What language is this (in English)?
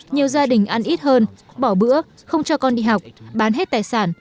Vietnamese